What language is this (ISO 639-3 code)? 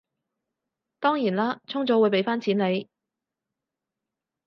yue